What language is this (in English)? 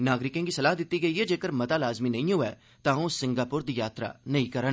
Dogri